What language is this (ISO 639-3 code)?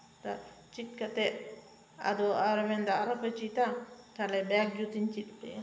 sat